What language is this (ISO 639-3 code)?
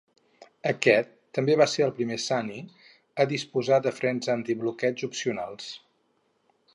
cat